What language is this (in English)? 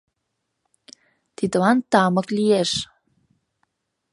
Mari